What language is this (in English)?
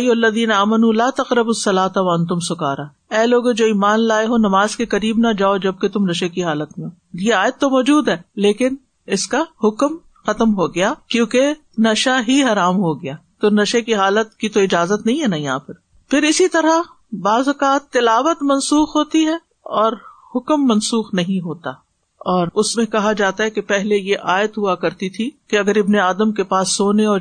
Urdu